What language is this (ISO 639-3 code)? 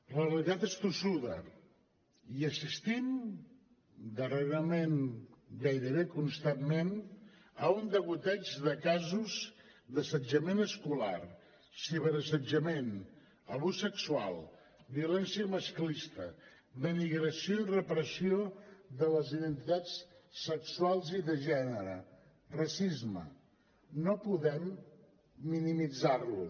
cat